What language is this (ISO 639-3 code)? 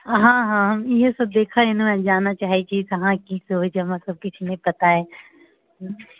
mai